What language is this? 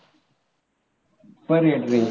Marathi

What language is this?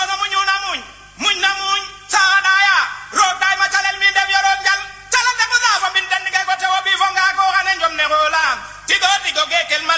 Wolof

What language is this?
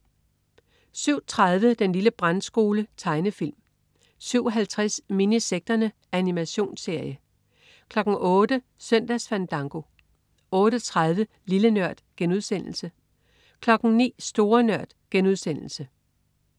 Danish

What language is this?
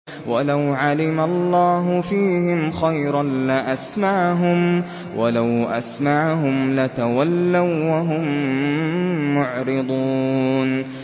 Arabic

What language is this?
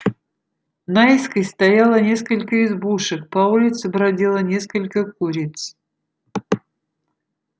Russian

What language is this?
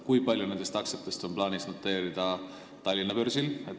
Estonian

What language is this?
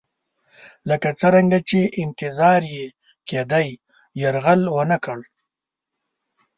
Pashto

